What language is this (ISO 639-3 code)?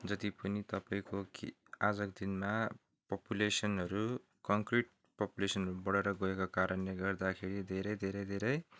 nep